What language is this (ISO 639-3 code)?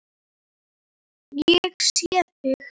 isl